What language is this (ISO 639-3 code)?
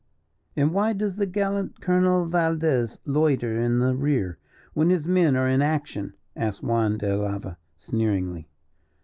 eng